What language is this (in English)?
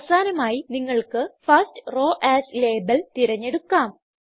Malayalam